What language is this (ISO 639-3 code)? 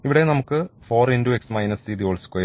mal